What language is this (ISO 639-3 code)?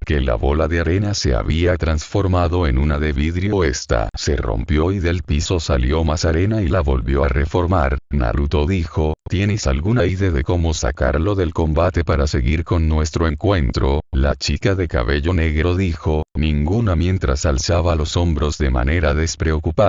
spa